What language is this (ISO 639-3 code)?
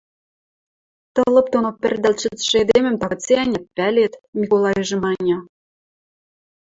mrj